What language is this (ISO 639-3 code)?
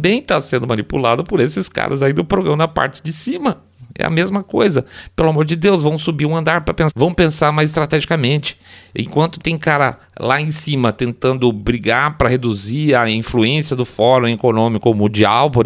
por